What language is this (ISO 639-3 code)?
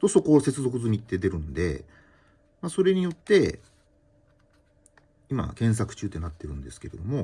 jpn